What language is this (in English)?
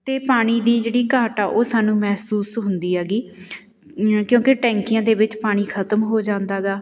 Punjabi